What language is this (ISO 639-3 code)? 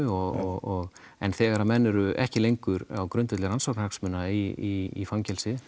isl